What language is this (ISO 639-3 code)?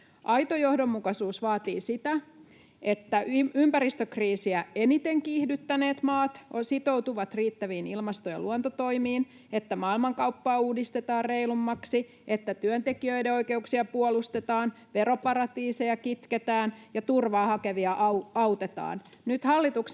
fin